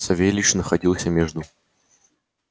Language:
Russian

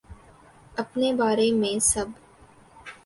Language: Urdu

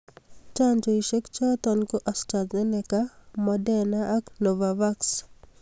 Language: Kalenjin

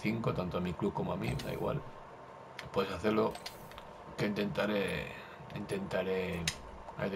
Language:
Spanish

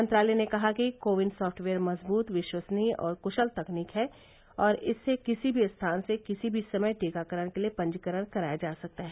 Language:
Hindi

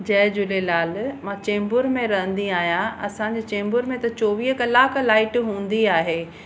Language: Sindhi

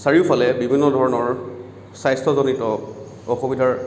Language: Assamese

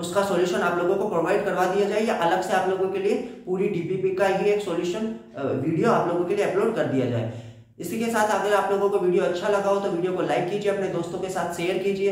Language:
Hindi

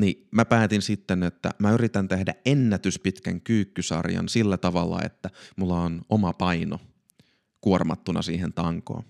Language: Finnish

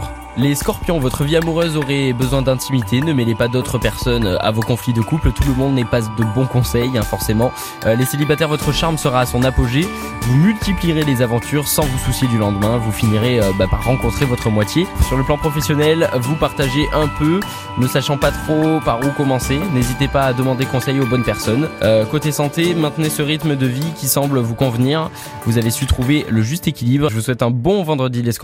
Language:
French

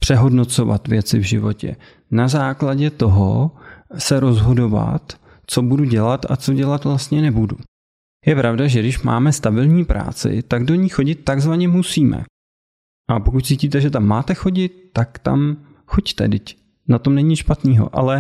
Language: Czech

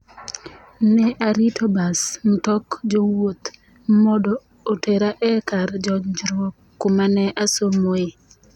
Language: Luo (Kenya and Tanzania)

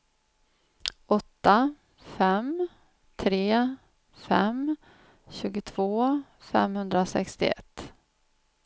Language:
Swedish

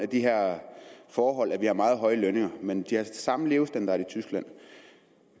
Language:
Danish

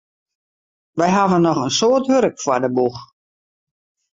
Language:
Western Frisian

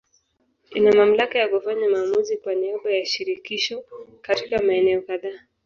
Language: Swahili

